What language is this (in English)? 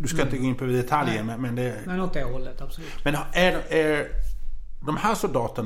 Swedish